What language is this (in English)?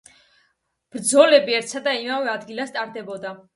Georgian